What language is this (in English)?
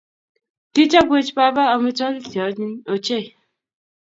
Kalenjin